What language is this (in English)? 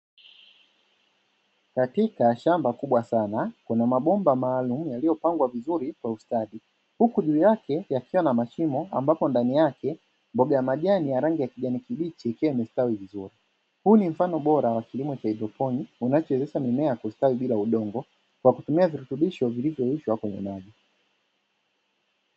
Swahili